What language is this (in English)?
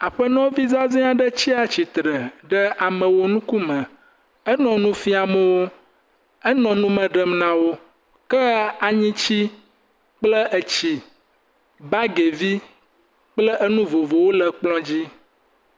Ewe